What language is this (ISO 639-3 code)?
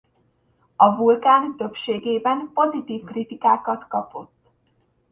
hun